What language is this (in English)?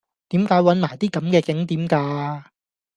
Cantonese